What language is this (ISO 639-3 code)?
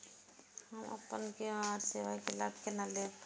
mai